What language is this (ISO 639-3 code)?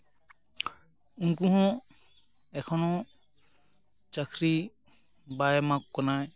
sat